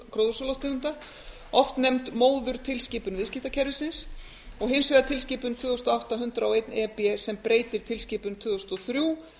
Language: Icelandic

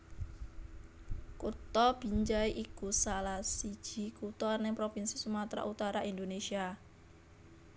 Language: Javanese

